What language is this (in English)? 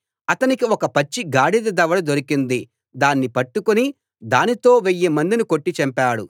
Telugu